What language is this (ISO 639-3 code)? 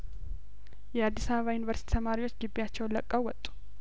amh